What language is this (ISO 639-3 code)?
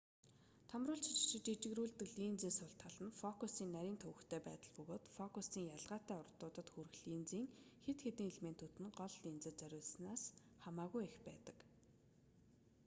mon